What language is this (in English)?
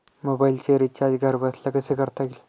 Marathi